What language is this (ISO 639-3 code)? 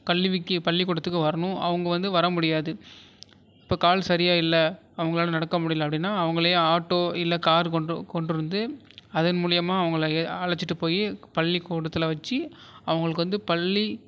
tam